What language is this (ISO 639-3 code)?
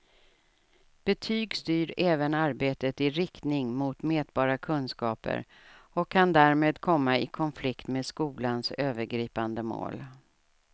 swe